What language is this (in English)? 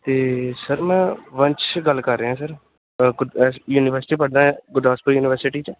Punjabi